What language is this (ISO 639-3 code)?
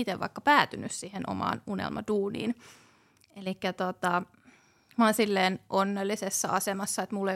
fin